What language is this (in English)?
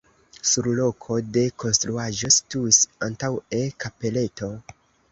Esperanto